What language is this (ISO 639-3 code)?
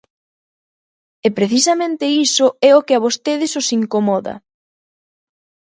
glg